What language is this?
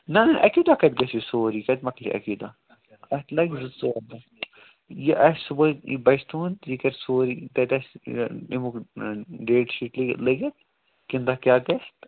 Kashmiri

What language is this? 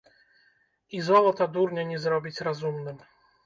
Belarusian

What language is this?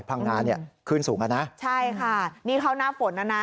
Thai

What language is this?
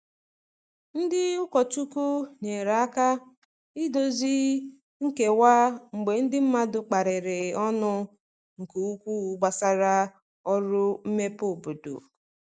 Igbo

